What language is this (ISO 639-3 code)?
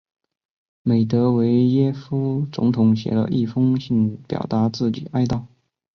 zho